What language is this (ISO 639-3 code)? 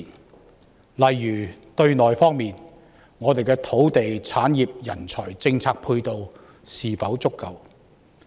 yue